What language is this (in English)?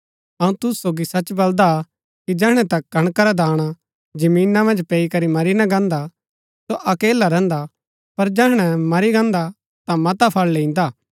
Gaddi